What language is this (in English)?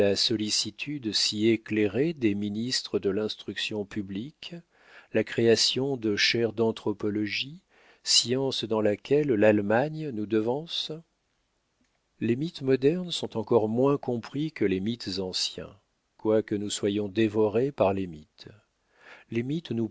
French